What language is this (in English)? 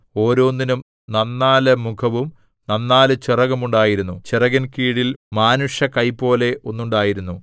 Malayalam